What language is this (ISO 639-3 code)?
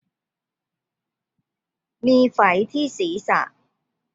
tha